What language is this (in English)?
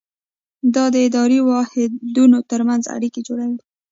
Pashto